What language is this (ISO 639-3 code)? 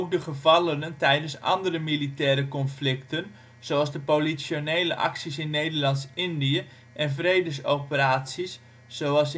nld